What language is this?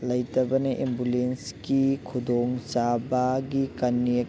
Manipuri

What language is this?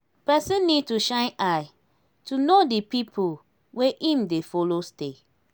Nigerian Pidgin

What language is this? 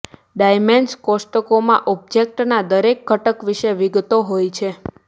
Gujarati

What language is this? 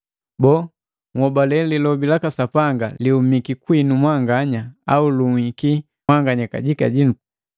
Matengo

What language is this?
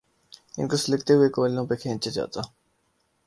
Urdu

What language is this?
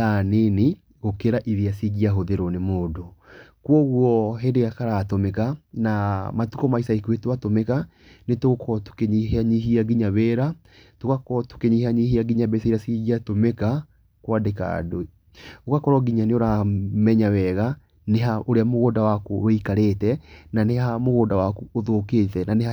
Kikuyu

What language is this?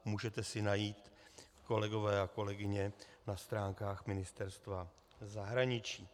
Czech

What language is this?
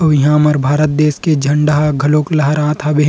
Chhattisgarhi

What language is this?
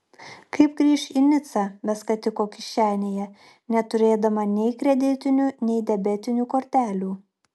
Lithuanian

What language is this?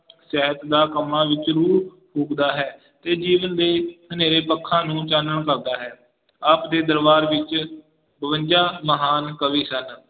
Punjabi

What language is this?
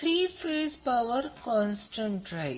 Marathi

